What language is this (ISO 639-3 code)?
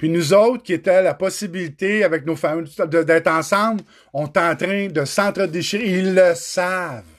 fra